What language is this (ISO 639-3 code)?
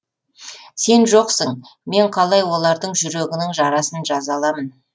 kaz